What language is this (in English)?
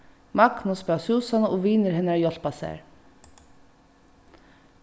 Faroese